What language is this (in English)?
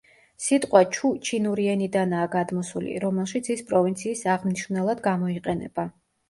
Georgian